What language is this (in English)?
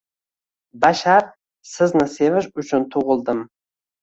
Uzbek